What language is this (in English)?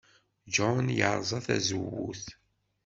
Kabyle